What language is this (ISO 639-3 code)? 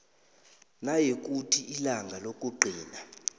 nbl